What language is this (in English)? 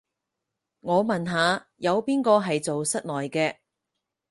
Cantonese